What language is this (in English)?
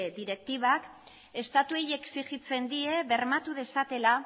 Basque